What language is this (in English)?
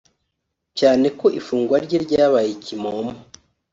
Kinyarwanda